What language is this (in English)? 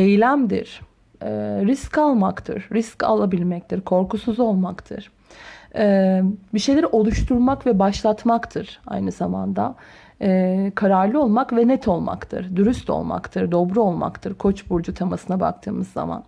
Turkish